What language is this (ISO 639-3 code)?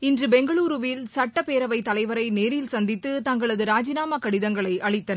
tam